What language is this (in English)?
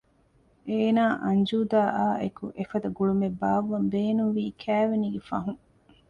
Divehi